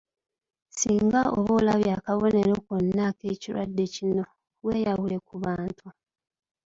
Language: Ganda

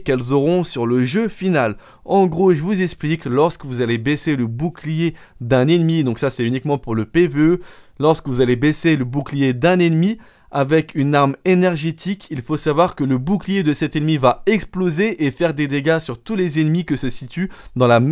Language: French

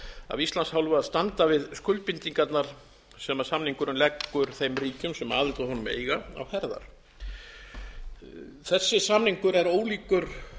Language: Icelandic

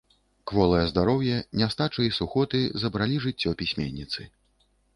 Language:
Belarusian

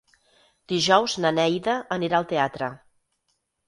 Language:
Catalan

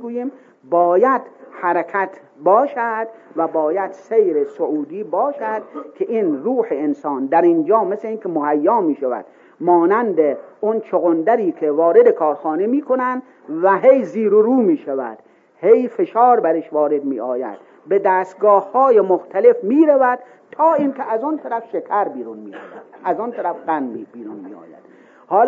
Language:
Persian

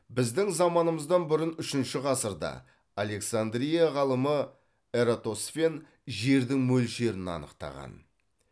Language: Kazakh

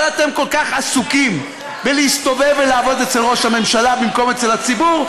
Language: Hebrew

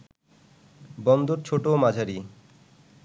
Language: Bangla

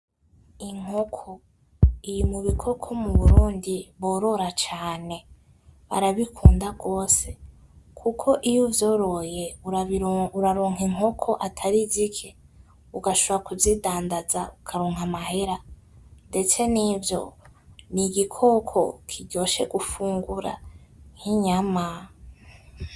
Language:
Rundi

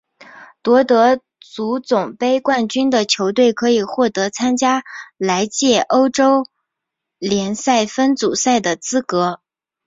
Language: Chinese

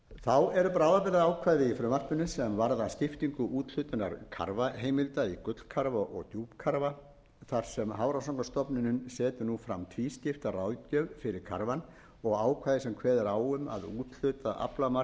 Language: Icelandic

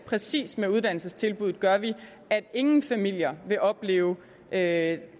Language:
Danish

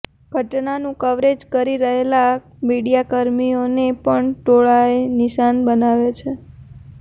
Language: Gujarati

